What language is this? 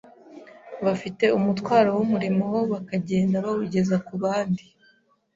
Kinyarwanda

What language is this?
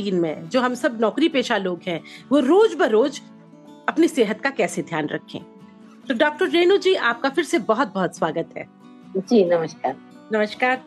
Hindi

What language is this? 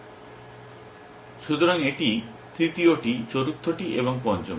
Bangla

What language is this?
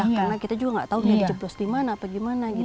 Indonesian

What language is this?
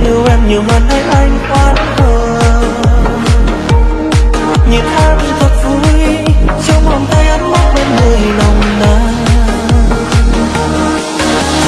Vietnamese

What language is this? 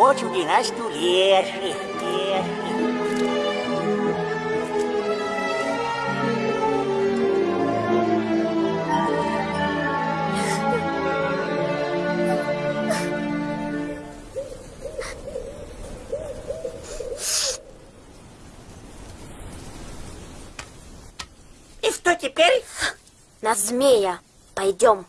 Russian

